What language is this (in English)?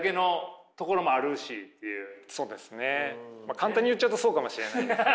Japanese